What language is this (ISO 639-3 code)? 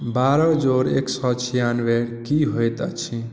mai